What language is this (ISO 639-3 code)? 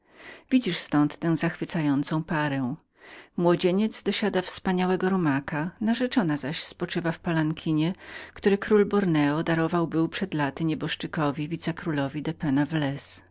pol